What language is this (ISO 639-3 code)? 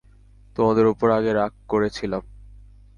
ben